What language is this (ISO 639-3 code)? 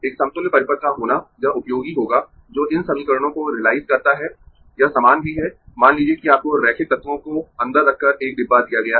hin